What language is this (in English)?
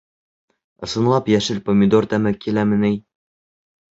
Bashkir